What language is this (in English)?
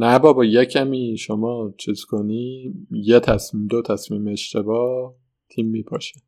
Persian